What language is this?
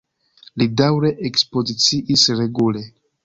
Esperanto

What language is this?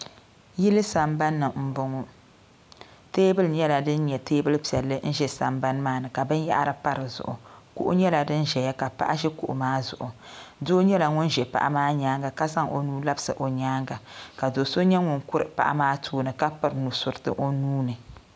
Dagbani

